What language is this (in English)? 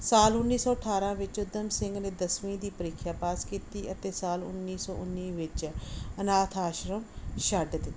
Punjabi